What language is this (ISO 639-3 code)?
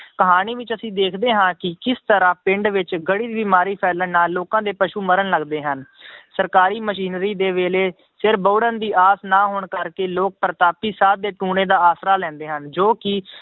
pan